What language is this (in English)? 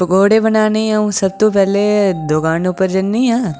Dogri